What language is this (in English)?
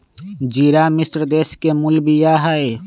Magahi